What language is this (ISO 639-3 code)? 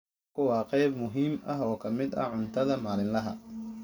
som